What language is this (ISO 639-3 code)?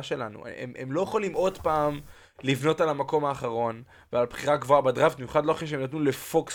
heb